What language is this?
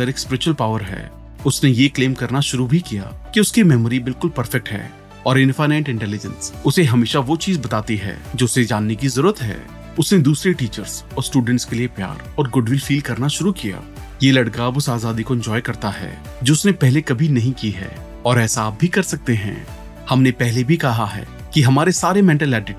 Hindi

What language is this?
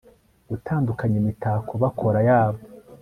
Kinyarwanda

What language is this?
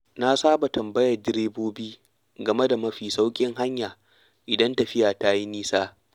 Hausa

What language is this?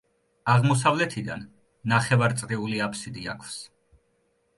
Georgian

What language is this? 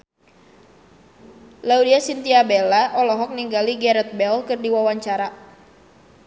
Sundanese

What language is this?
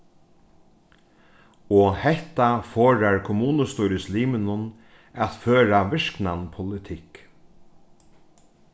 Faroese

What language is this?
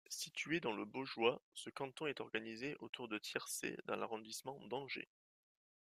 French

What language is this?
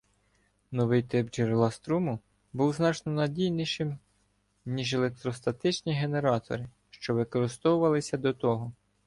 Ukrainian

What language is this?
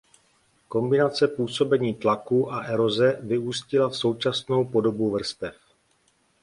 Czech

